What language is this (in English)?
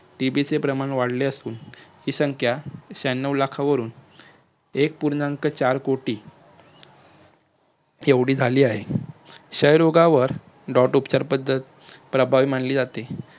Marathi